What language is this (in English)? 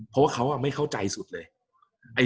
Thai